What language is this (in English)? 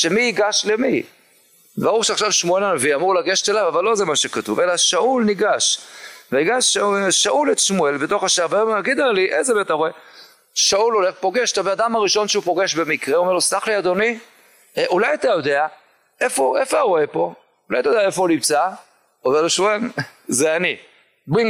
Hebrew